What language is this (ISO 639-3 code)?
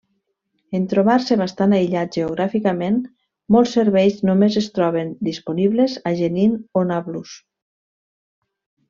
cat